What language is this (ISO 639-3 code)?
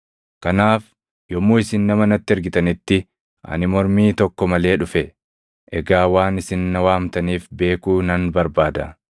orm